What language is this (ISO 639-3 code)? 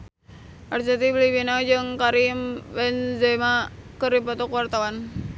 sun